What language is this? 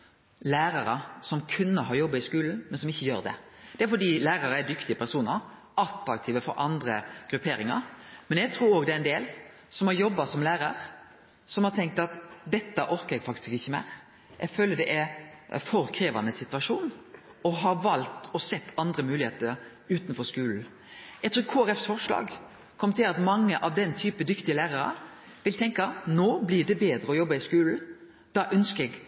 Norwegian Nynorsk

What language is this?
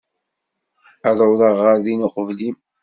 Kabyle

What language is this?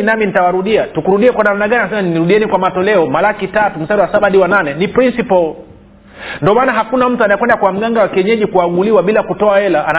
Swahili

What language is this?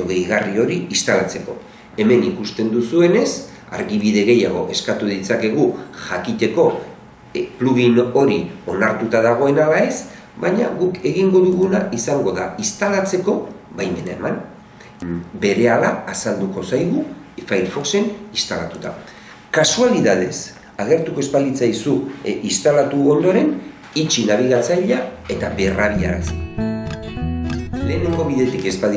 Italian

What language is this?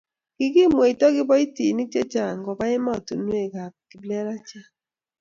Kalenjin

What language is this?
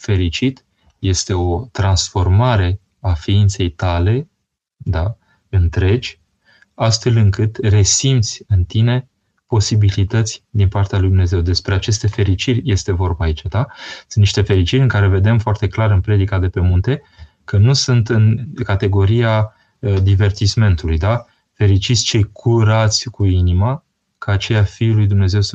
Romanian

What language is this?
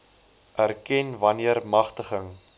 Afrikaans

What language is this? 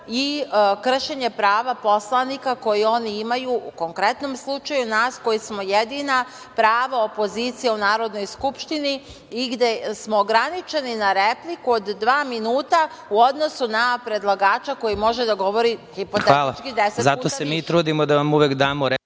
Serbian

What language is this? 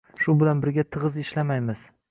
Uzbek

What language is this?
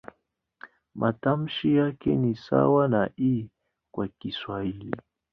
Swahili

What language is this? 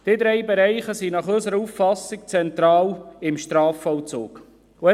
Swiss German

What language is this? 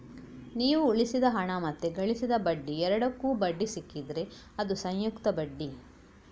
Kannada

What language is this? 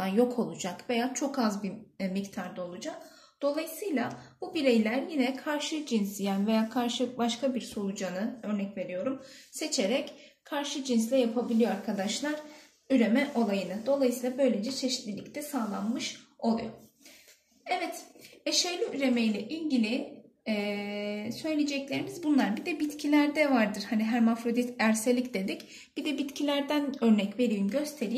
Turkish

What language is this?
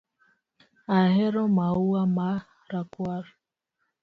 Luo (Kenya and Tanzania)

